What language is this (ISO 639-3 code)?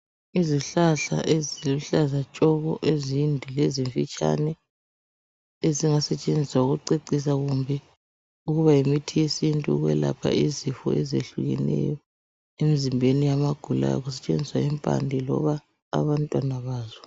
nde